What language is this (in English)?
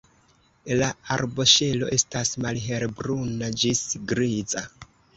Esperanto